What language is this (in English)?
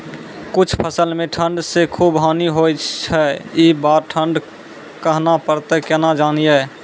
Maithili